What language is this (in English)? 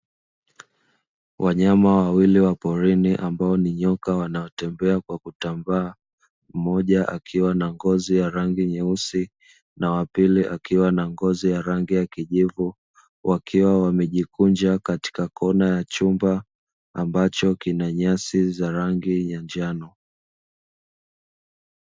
Swahili